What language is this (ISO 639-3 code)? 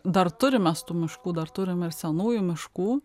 lit